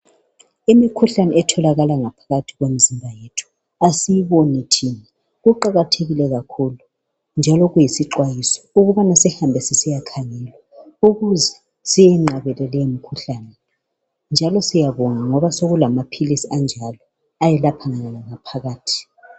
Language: North Ndebele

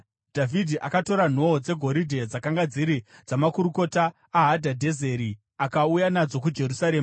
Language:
Shona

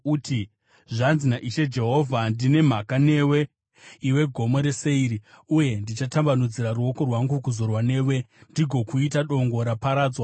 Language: Shona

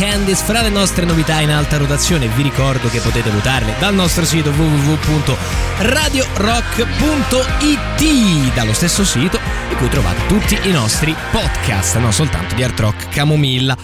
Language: Italian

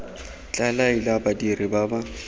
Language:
Tswana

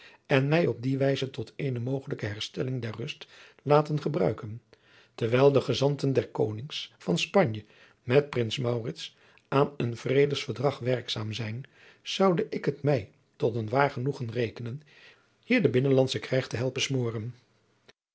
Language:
Dutch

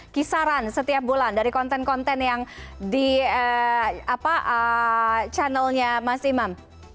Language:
Indonesian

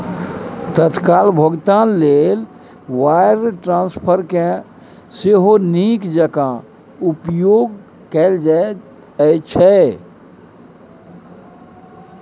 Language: Maithili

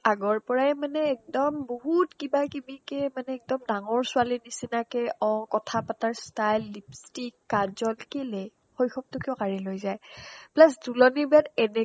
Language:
Assamese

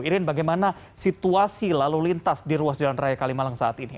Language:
Indonesian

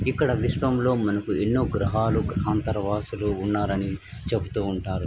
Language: Telugu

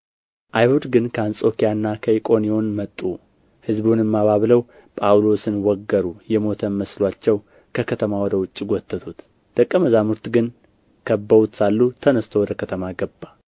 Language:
Amharic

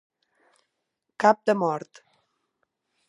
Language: Catalan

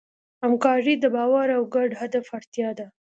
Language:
Pashto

